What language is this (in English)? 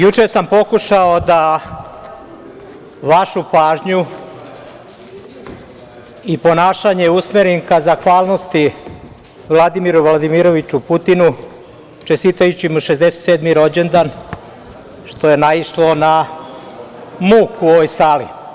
Serbian